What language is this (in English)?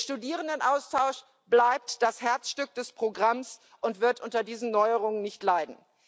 German